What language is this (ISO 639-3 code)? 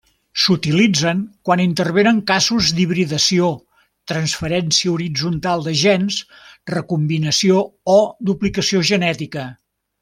cat